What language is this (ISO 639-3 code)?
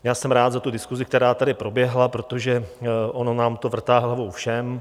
ces